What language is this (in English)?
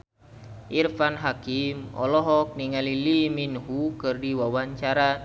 Sundanese